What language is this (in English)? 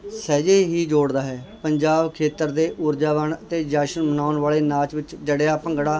Punjabi